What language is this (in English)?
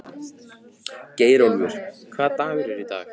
Icelandic